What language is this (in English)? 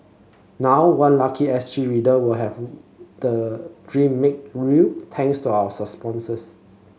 English